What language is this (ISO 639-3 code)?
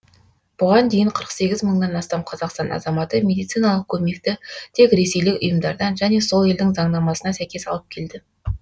kaz